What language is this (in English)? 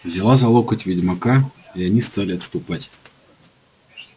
Russian